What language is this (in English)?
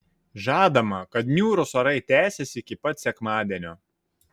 Lithuanian